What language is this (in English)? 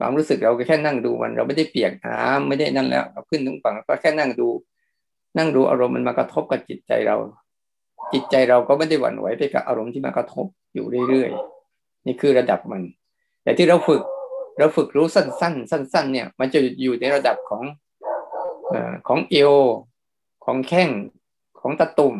Thai